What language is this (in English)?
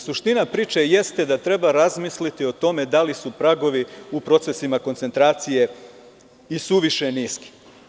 Serbian